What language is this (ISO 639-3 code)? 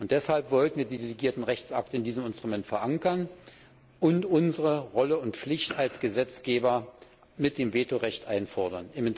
deu